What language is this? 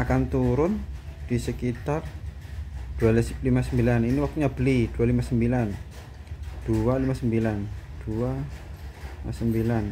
Indonesian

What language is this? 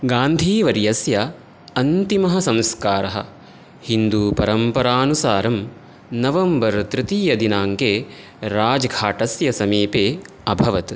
Sanskrit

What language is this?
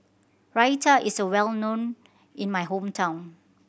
English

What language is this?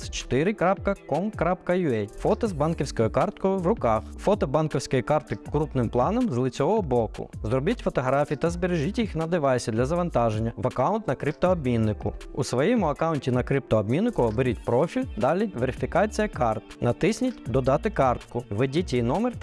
Ukrainian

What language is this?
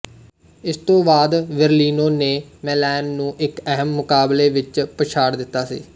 Punjabi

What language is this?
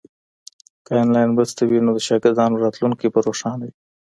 Pashto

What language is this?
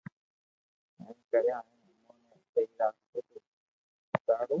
Loarki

